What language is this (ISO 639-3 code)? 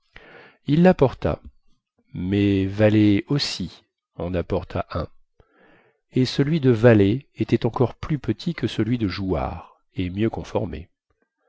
fra